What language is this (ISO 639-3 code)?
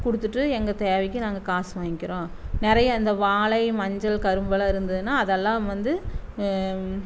tam